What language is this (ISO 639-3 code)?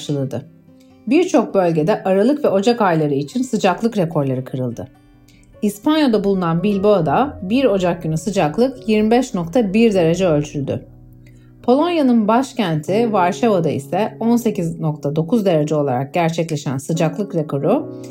tur